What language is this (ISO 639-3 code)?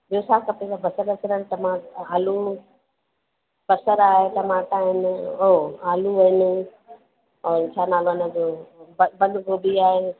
snd